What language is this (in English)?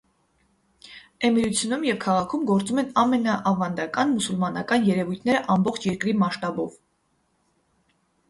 Armenian